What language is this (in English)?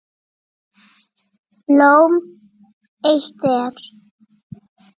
Icelandic